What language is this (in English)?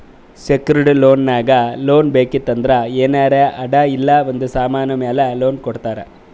Kannada